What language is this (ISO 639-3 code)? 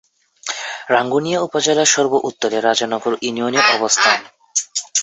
ben